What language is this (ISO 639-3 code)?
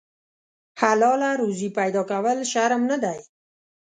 pus